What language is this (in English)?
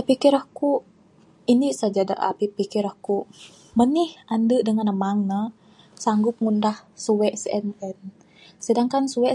Bukar-Sadung Bidayuh